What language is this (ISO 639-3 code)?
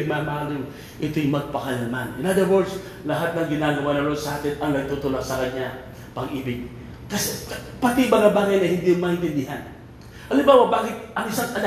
fil